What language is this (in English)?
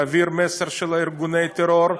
Hebrew